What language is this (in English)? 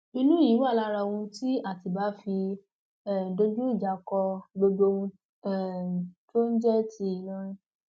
Yoruba